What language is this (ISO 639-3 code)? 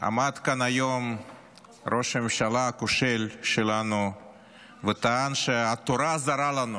heb